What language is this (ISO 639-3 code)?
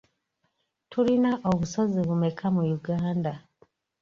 lug